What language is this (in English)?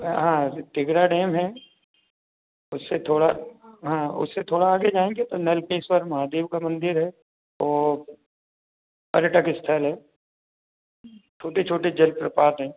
Hindi